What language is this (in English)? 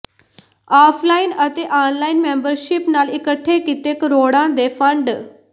Punjabi